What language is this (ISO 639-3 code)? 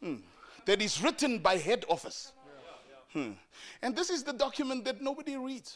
eng